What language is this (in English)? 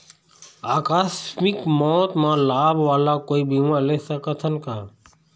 Chhattisgarhi